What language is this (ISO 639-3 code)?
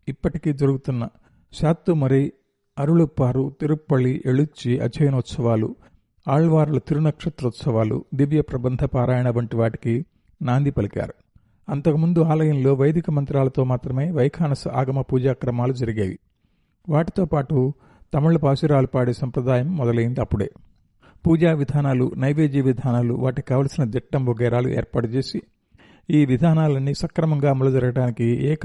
tel